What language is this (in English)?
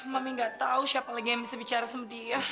Indonesian